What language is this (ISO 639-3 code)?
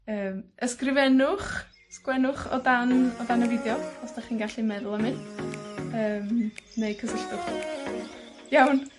cym